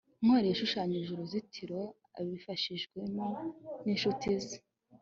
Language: Kinyarwanda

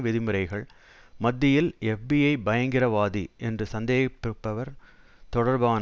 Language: Tamil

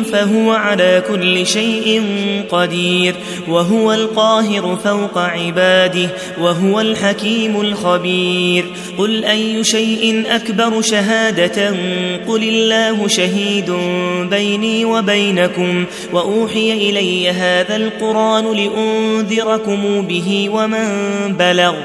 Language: Arabic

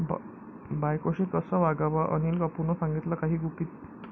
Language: Marathi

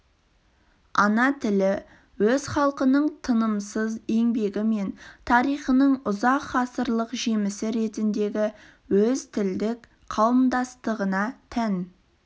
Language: Kazakh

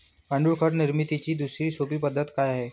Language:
Marathi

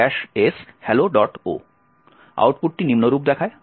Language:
Bangla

